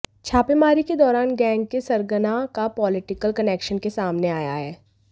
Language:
Hindi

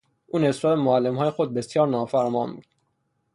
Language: Persian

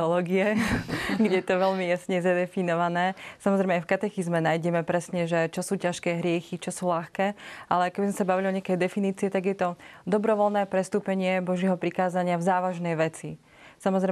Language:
Slovak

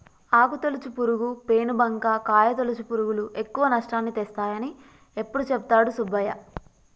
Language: Telugu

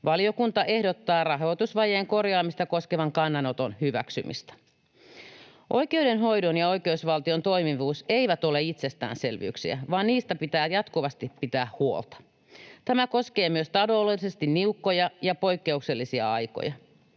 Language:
Finnish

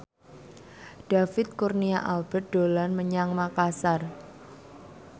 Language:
Javanese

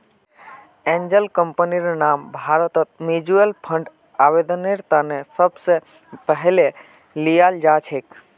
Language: Magahi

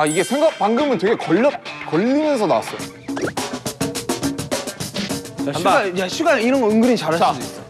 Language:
Korean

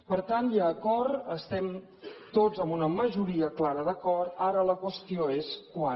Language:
Catalan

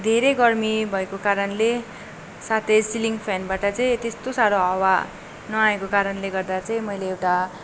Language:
Nepali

